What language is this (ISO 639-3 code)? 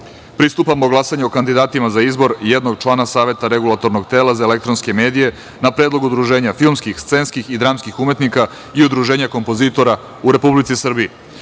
srp